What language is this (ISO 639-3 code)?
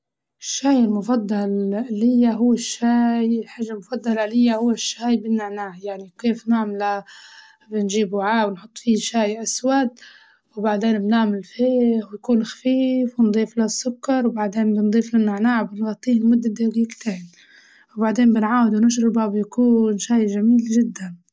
ayl